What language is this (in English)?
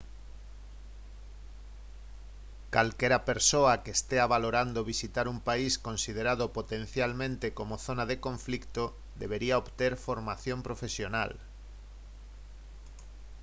Galician